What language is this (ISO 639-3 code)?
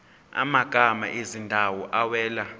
zul